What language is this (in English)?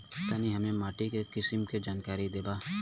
Bhojpuri